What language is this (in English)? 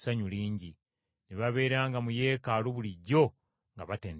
Ganda